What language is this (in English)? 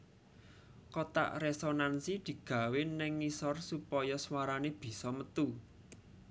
Javanese